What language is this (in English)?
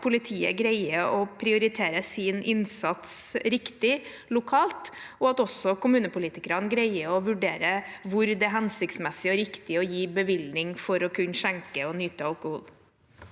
Norwegian